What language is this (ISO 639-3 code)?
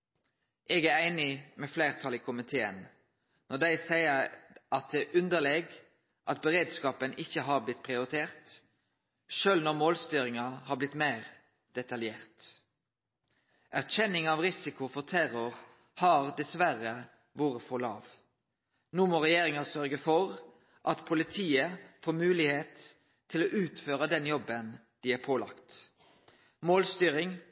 nno